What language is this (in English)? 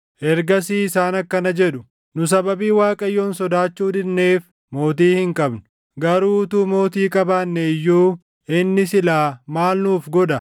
Oromo